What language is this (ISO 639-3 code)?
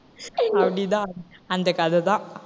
tam